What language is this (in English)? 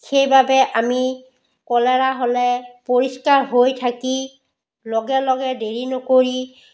Assamese